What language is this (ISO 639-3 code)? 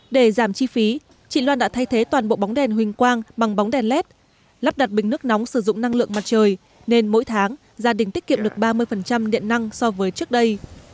vie